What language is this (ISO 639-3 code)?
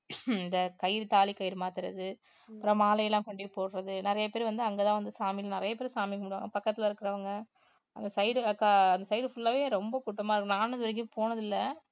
tam